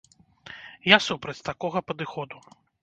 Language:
Belarusian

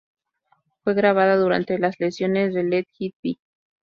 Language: Spanish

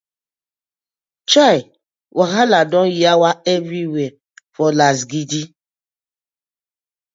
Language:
Nigerian Pidgin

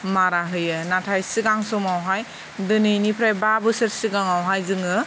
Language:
Bodo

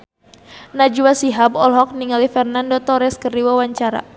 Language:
Sundanese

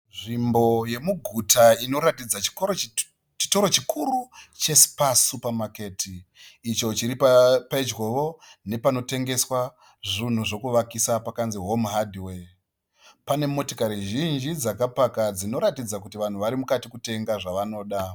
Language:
Shona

